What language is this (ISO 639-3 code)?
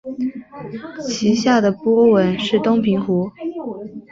zho